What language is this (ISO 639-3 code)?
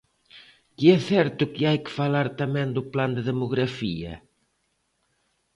glg